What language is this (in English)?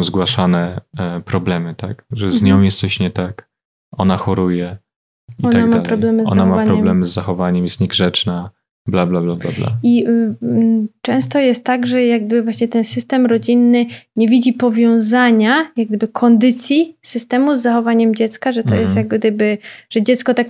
Polish